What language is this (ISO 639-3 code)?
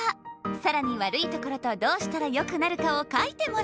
jpn